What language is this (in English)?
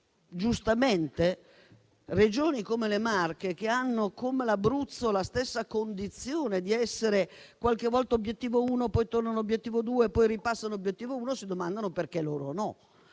Italian